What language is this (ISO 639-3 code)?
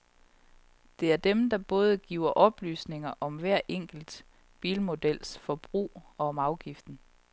dan